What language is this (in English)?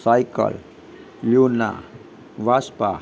Gujarati